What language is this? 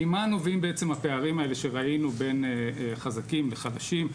Hebrew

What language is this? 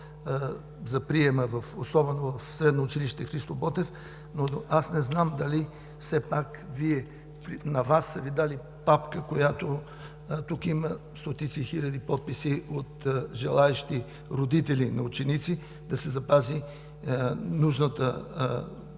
Bulgarian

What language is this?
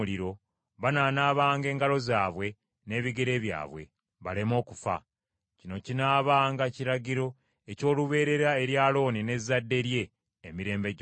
Ganda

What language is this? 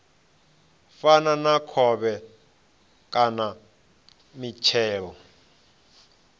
Venda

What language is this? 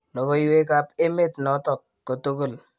Kalenjin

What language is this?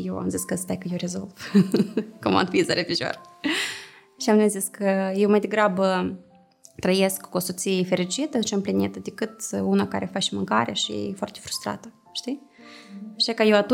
Romanian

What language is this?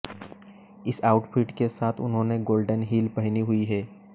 Hindi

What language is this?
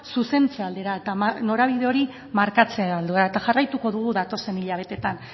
Basque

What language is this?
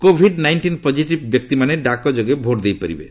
Odia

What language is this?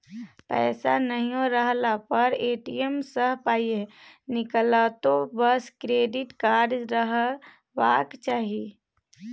Maithili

